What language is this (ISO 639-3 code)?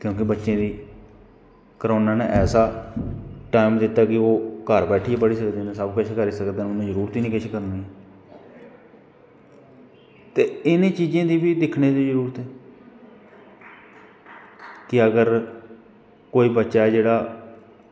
doi